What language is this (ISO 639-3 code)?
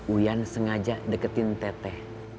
ind